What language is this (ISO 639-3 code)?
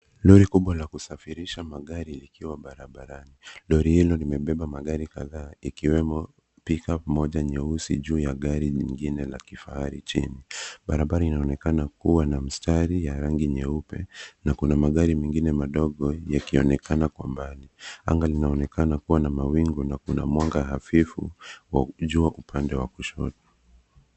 swa